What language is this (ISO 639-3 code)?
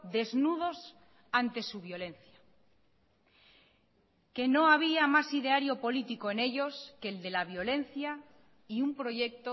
spa